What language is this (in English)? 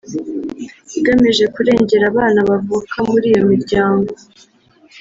Kinyarwanda